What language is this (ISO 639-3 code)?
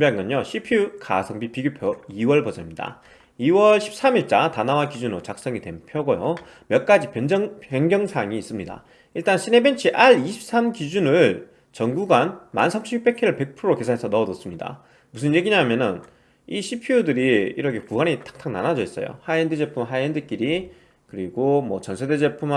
kor